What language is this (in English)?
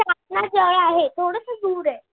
Marathi